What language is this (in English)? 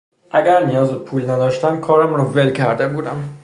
Persian